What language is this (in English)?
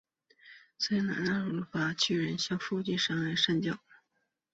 Chinese